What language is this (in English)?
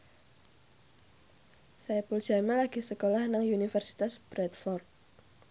Javanese